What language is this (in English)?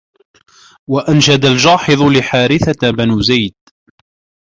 Arabic